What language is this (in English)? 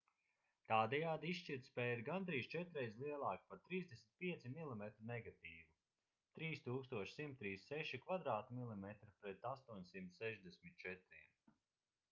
Latvian